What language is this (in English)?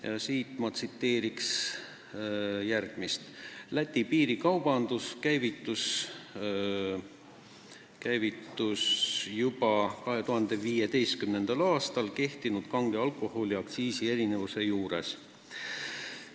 Estonian